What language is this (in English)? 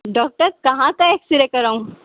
Urdu